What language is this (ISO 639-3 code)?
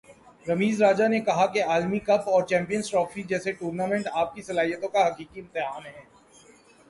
urd